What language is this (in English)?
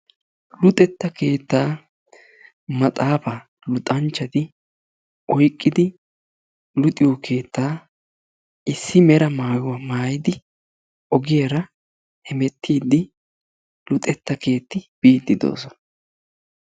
Wolaytta